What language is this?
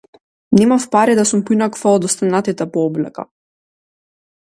Macedonian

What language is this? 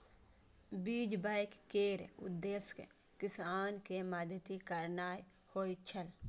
Maithili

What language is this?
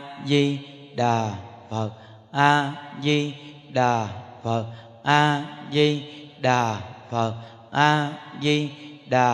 Vietnamese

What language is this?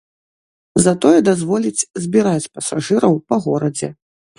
Belarusian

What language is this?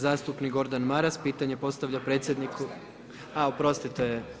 Croatian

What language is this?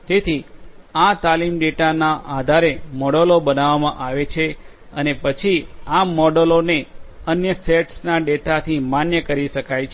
Gujarati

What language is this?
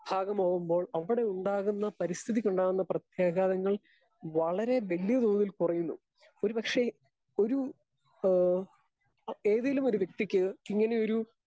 Malayalam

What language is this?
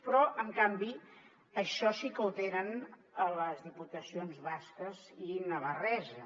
Catalan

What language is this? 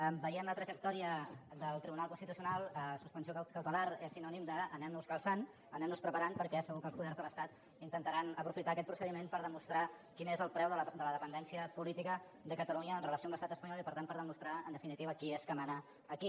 Catalan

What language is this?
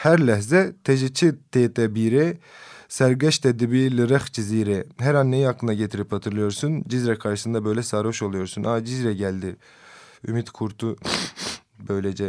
Turkish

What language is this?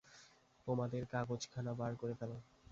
Bangla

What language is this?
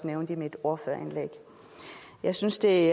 Danish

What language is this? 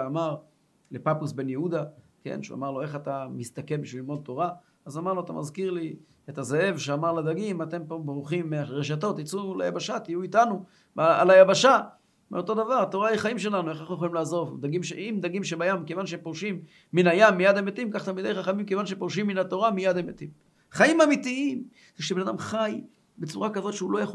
Hebrew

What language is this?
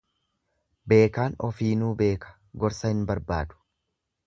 Oromo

